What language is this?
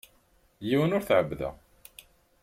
Kabyle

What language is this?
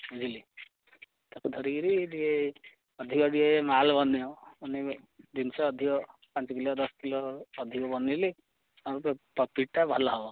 Odia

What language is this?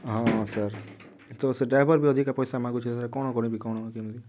Odia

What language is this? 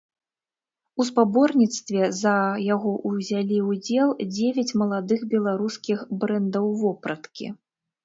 Belarusian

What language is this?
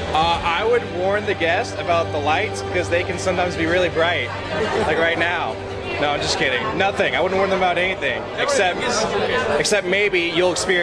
Czech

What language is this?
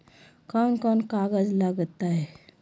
Magahi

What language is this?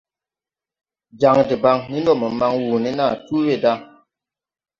Tupuri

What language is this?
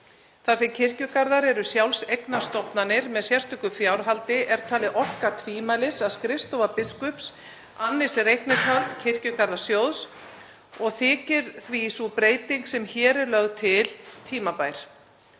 Icelandic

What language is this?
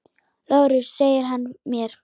Icelandic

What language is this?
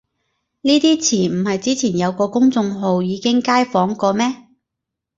Cantonese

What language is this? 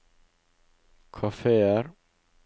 Norwegian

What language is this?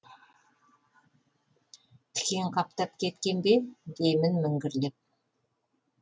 Kazakh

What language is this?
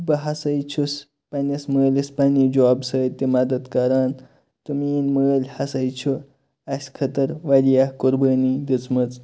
Kashmiri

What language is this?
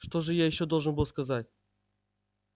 Russian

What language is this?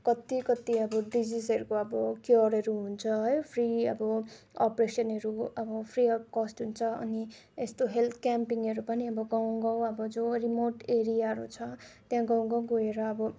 Nepali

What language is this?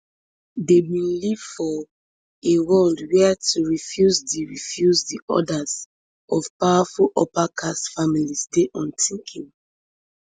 Nigerian Pidgin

